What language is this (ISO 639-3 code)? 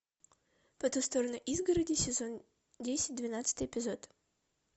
rus